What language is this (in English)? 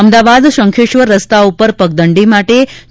Gujarati